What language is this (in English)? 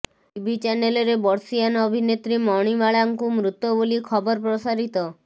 Odia